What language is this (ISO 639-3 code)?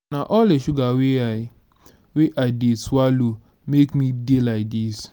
pcm